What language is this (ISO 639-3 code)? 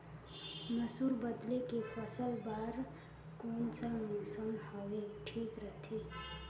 hne